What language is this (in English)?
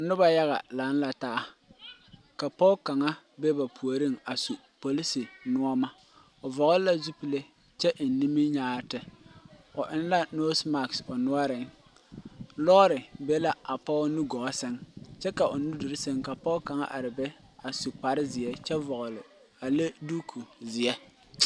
Southern Dagaare